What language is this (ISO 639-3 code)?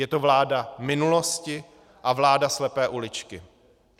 ces